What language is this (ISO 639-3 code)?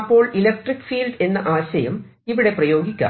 mal